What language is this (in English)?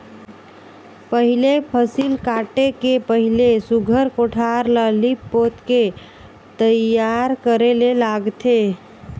Chhattisgarhi